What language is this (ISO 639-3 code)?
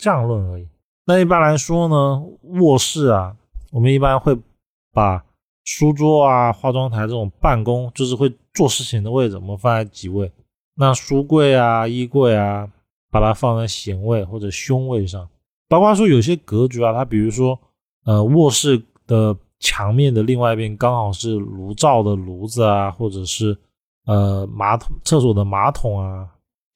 zho